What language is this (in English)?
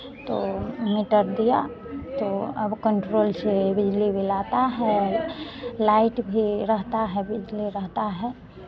Hindi